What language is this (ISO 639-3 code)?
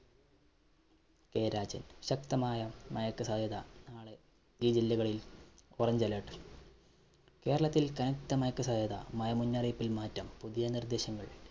mal